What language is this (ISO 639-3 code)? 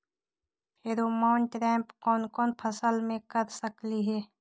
mag